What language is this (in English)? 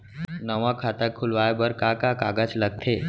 Chhattisgarhi